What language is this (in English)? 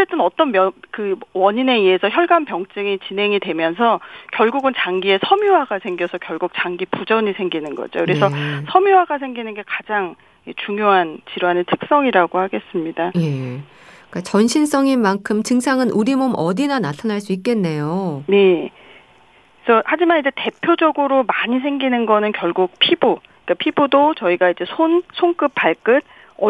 Korean